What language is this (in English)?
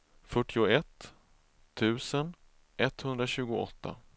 Swedish